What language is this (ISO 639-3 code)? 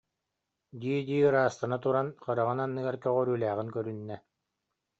sah